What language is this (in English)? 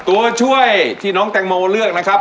Thai